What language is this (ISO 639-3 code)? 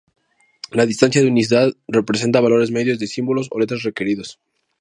spa